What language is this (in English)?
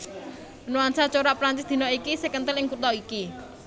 Javanese